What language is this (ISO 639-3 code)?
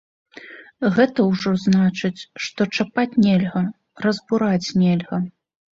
bel